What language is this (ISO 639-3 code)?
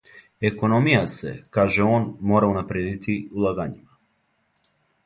srp